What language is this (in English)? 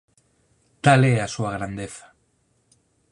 Galician